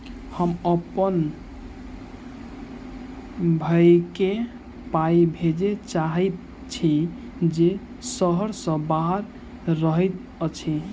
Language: Maithili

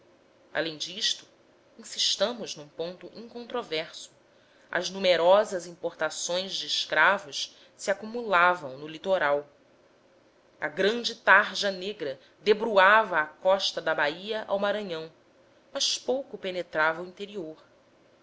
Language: Portuguese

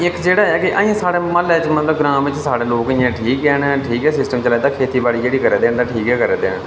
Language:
Dogri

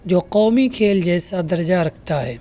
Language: Urdu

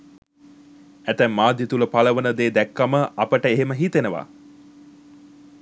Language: Sinhala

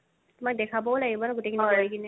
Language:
Assamese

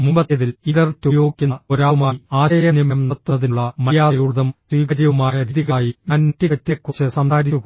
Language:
Malayalam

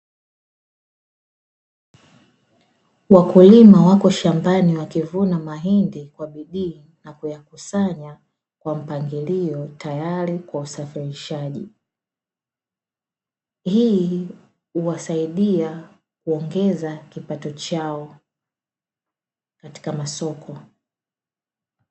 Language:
Swahili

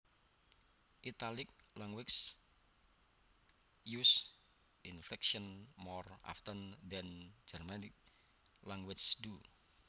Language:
Javanese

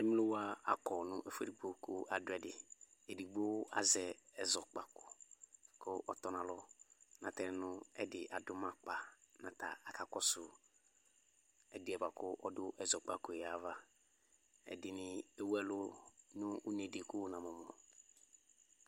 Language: Ikposo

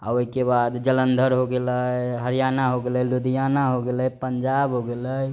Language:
Maithili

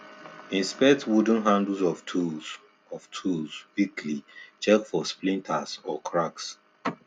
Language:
Nigerian Pidgin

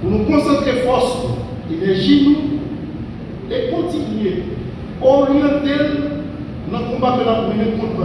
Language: French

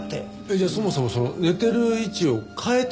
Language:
Japanese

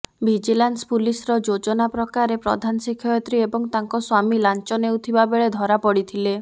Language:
Odia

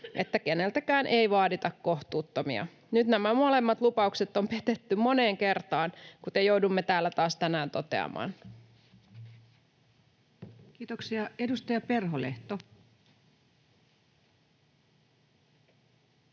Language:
Finnish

